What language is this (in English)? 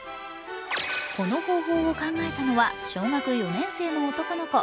Japanese